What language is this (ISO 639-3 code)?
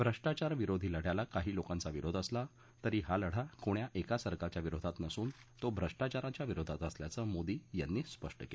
mar